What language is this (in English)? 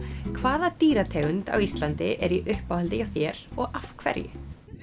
Icelandic